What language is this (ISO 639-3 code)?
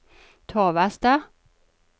nor